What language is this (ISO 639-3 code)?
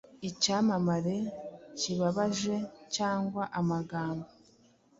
kin